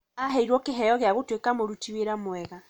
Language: Kikuyu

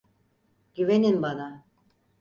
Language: Turkish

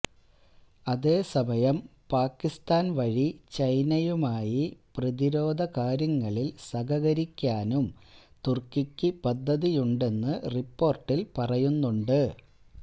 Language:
Malayalam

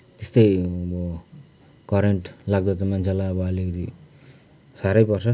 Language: Nepali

